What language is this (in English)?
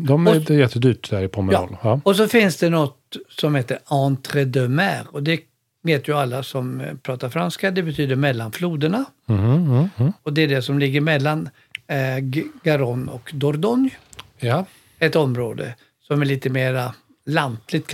Swedish